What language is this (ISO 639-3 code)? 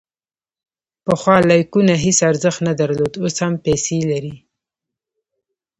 pus